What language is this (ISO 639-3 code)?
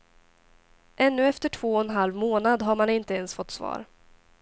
swe